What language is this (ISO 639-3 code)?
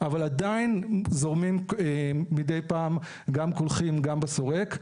heb